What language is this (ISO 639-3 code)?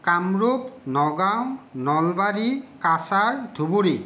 asm